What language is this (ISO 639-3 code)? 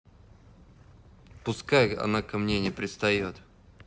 rus